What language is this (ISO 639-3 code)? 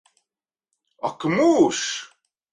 lav